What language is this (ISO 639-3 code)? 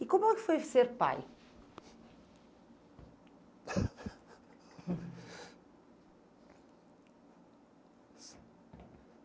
por